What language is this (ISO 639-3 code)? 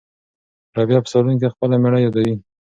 pus